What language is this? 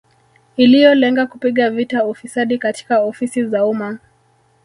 Swahili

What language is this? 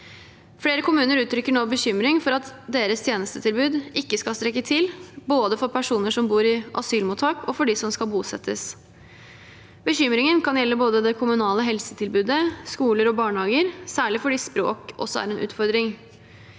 Norwegian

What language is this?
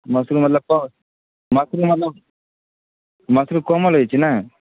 Maithili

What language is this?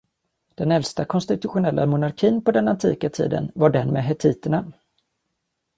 Swedish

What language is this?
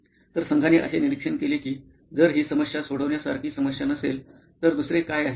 Marathi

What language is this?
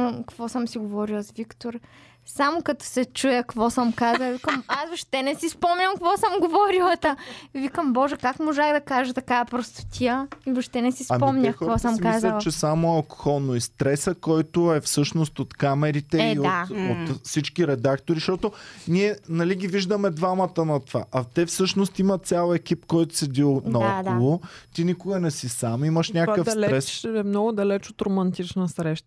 Bulgarian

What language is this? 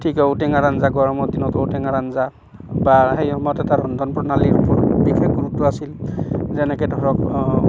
Assamese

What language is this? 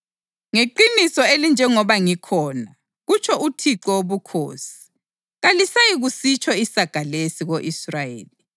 North Ndebele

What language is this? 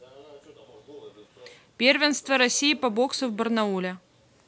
Russian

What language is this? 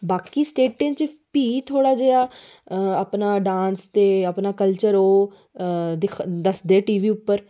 Dogri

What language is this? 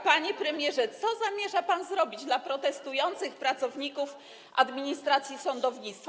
Polish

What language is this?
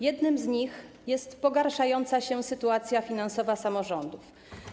Polish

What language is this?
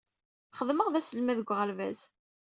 Kabyle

